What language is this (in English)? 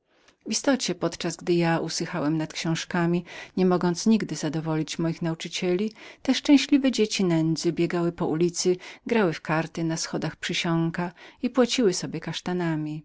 Polish